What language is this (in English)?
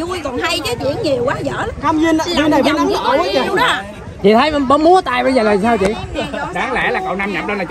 Vietnamese